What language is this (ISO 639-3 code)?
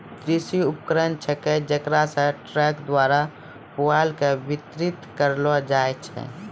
mai